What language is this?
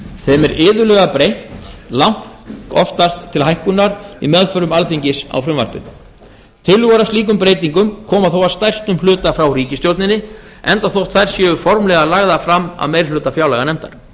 Icelandic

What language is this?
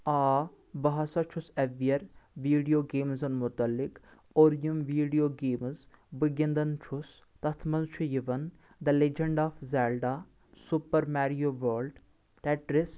Kashmiri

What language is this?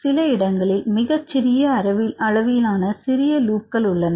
Tamil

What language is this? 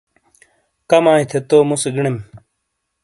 Shina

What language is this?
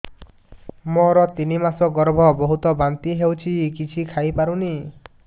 Odia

